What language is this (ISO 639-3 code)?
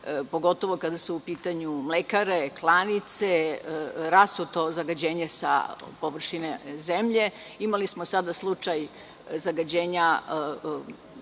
srp